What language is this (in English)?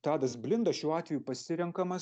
Lithuanian